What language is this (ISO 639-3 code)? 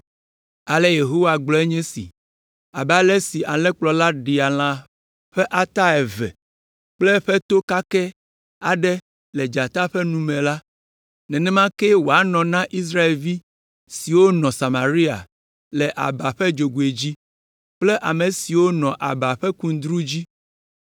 ewe